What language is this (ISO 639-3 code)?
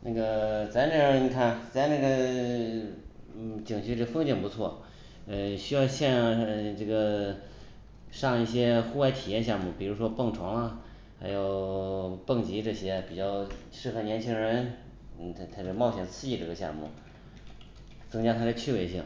zho